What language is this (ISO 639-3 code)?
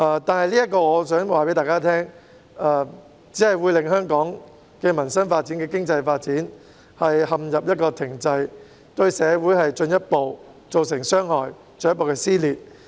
yue